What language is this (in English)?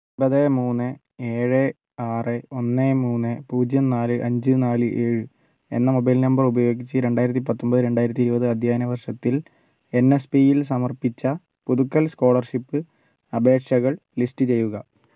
Malayalam